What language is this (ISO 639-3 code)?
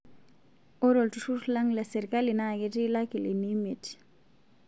mas